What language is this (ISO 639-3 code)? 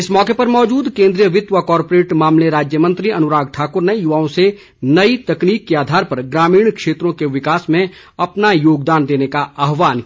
hin